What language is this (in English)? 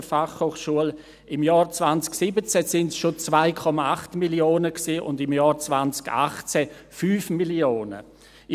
Swiss German